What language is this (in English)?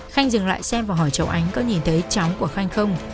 Vietnamese